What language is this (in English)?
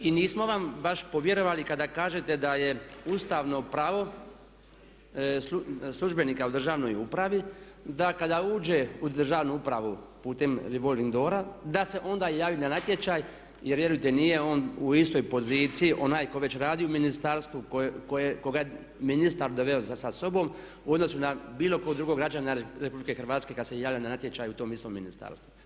Croatian